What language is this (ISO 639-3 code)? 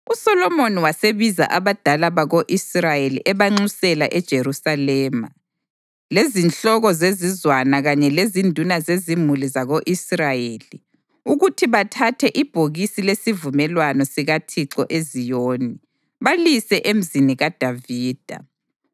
nde